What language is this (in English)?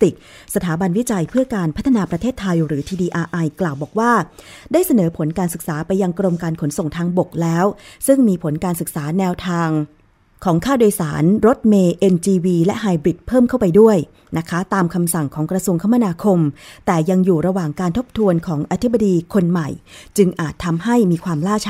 Thai